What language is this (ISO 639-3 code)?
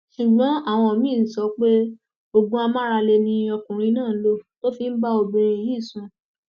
yor